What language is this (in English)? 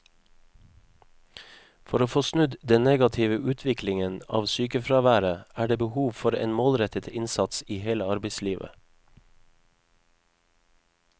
Norwegian